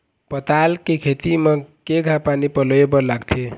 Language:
Chhattisgarhi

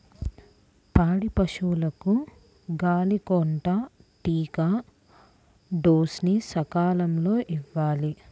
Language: Telugu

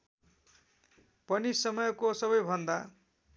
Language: Nepali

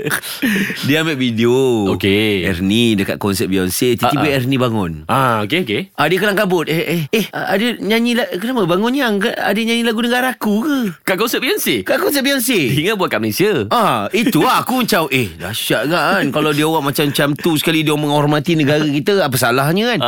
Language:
Malay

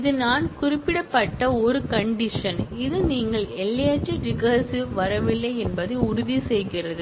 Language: Tamil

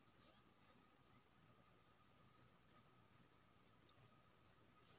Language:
Maithili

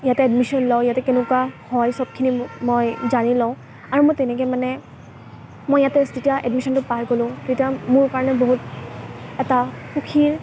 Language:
Assamese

